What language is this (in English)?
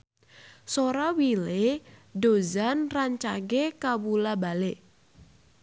Sundanese